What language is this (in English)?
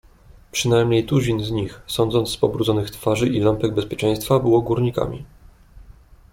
Polish